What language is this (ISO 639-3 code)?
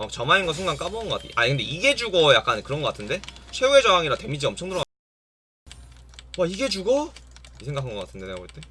kor